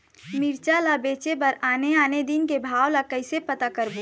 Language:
Chhattisgarhi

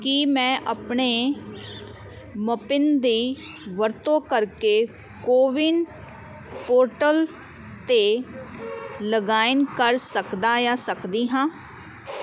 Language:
Punjabi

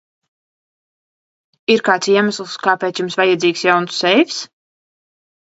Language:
Latvian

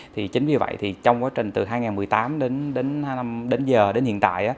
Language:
Vietnamese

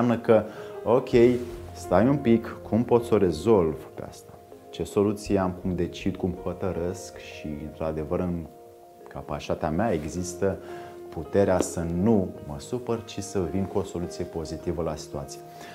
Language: Romanian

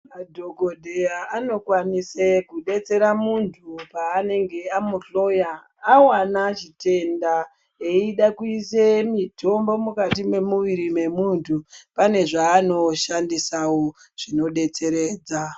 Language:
Ndau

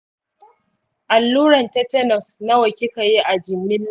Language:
Hausa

